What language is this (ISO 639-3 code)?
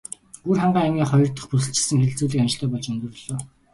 mon